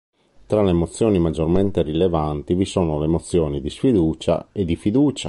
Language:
Italian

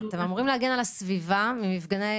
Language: Hebrew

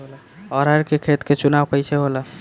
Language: Bhojpuri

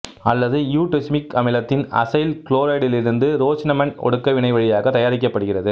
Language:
Tamil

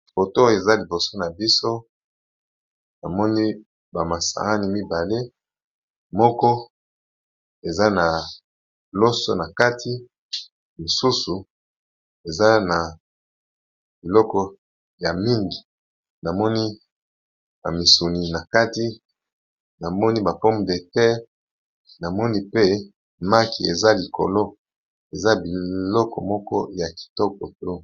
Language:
Lingala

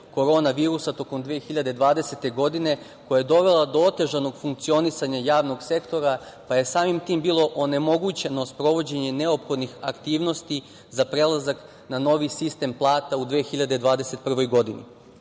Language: Serbian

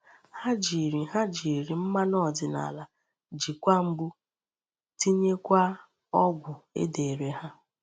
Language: Igbo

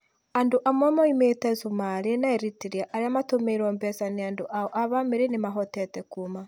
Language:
Kikuyu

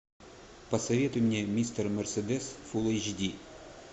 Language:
Russian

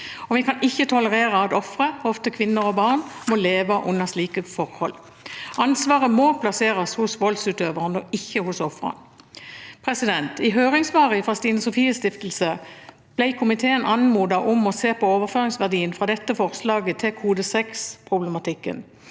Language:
Norwegian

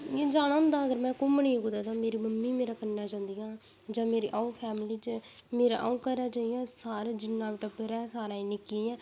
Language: Dogri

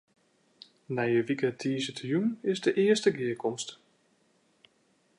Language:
Western Frisian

